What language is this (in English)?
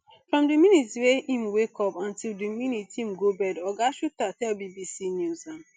Nigerian Pidgin